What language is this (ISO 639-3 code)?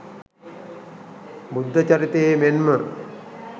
sin